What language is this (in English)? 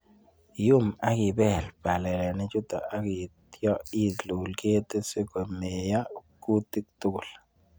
Kalenjin